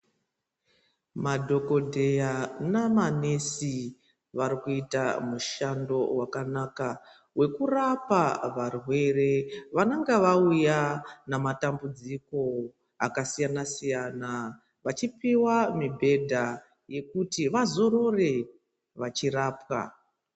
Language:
Ndau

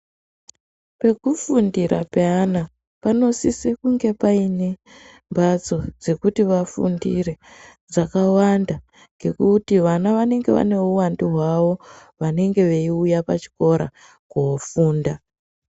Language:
Ndau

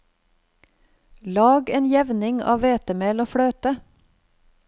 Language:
Norwegian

